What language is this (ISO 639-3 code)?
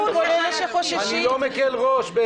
heb